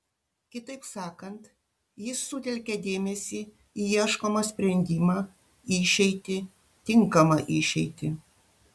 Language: Lithuanian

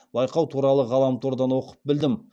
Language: Kazakh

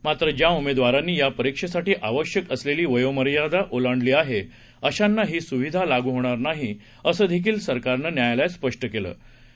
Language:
Marathi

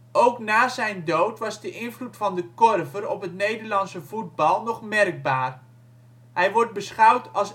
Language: Dutch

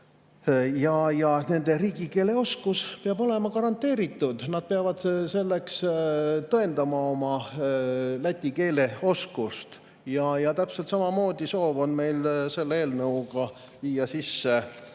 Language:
Estonian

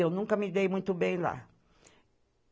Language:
Portuguese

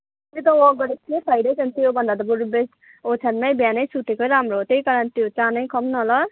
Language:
Nepali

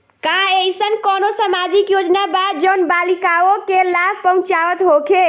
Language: Bhojpuri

